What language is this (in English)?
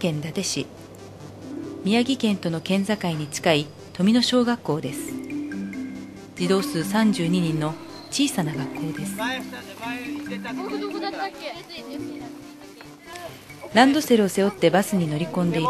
Japanese